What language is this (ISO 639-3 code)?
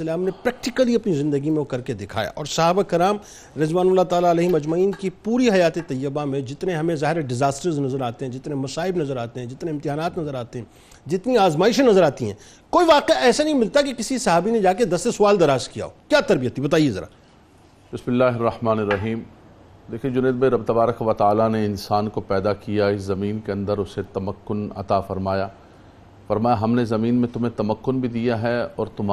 urd